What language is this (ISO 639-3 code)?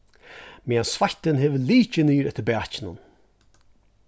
fao